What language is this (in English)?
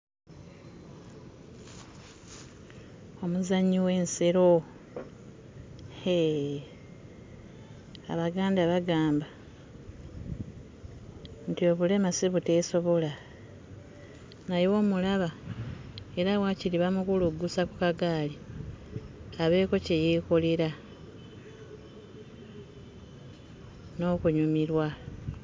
Ganda